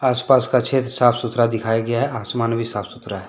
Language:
Hindi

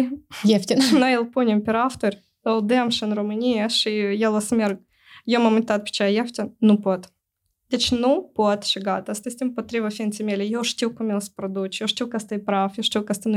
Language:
Romanian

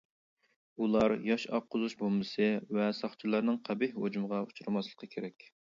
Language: Uyghur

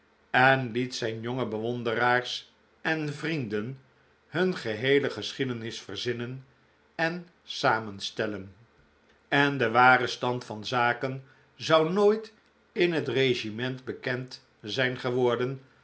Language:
Dutch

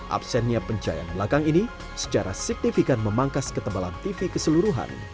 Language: Indonesian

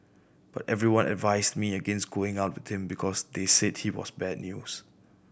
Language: English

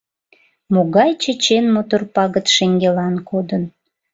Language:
Mari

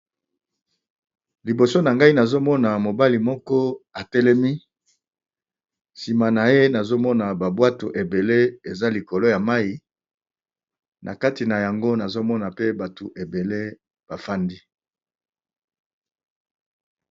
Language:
Lingala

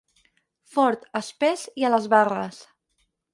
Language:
Catalan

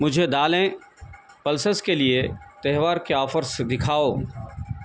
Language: Urdu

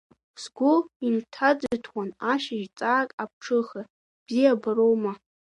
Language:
Abkhazian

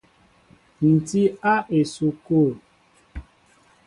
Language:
Mbo (Cameroon)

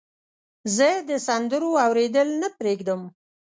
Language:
Pashto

